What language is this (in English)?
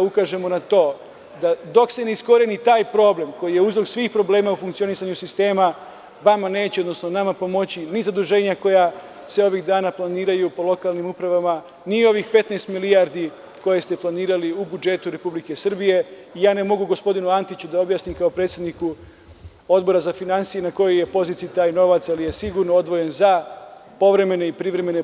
Serbian